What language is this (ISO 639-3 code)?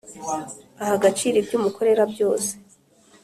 kin